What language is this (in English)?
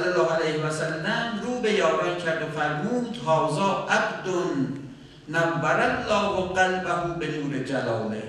Persian